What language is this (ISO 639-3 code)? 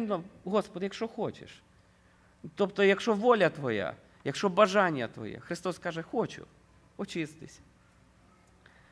ukr